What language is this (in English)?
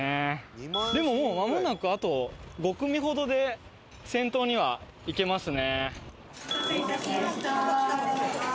Japanese